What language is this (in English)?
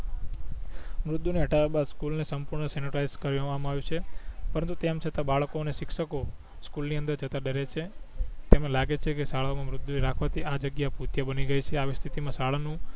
Gujarati